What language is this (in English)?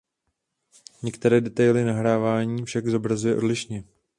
Czech